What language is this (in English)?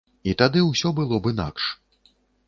Belarusian